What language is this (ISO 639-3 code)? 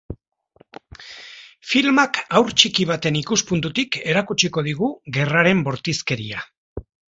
eus